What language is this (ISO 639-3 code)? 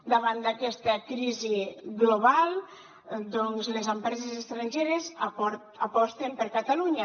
cat